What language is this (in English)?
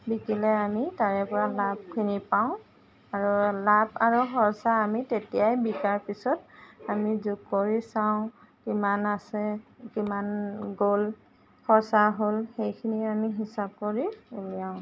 Assamese